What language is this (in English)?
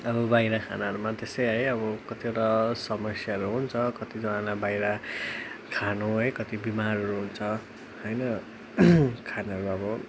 Nepali